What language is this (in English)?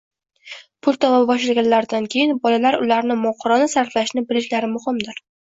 Uzbek